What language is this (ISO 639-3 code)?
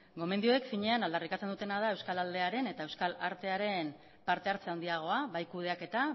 eus